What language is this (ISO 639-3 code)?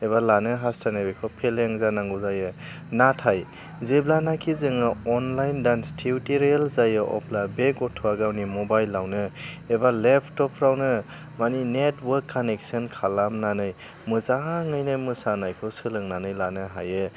brx